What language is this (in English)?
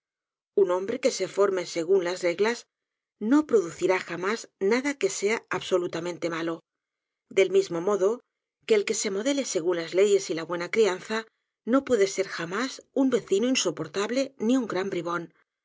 Spanish